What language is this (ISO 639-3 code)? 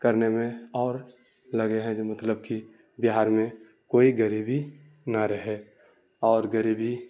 urd